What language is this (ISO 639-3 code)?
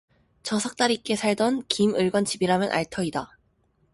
kor